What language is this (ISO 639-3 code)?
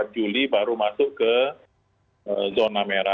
ind